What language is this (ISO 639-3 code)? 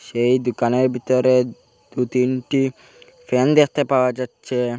ben